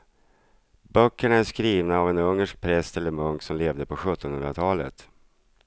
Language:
Swedish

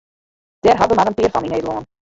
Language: Western Frisian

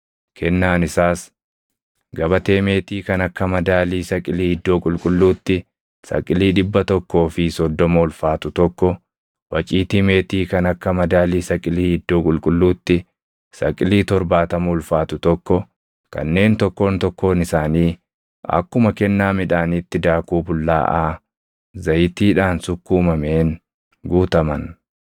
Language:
Oromo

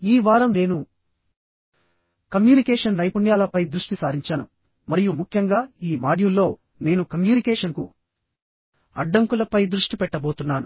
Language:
Telugu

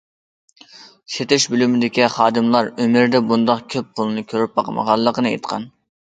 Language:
Uyghur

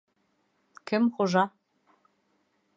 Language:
Bashkir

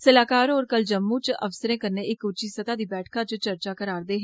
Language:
Dogri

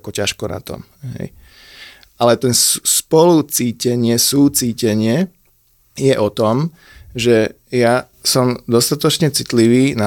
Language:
Slovak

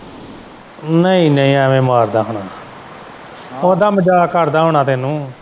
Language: Punjabi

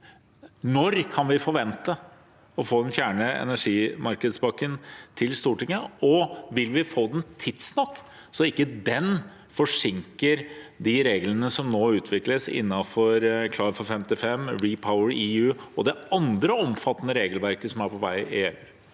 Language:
Norwegian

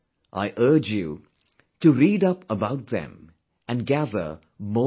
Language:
English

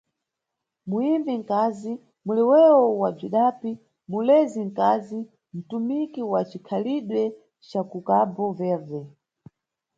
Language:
Nyungwe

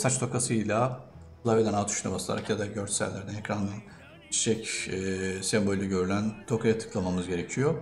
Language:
Turkish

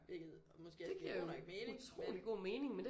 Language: Danish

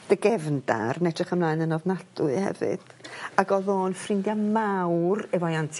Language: Welsh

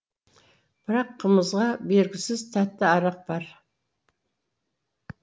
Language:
Kazakh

